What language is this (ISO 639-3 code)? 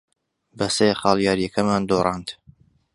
ckb